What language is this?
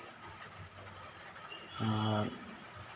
Santali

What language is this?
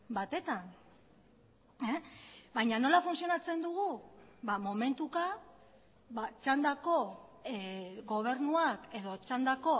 Basque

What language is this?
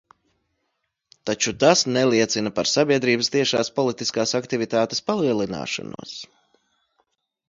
Latvian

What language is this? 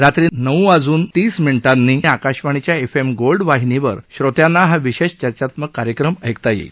Marathi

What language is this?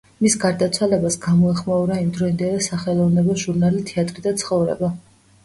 Georgian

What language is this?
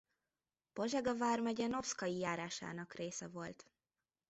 Hungarian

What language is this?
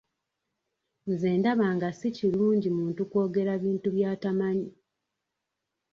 Ganda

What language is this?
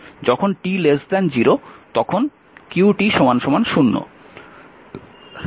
Bangla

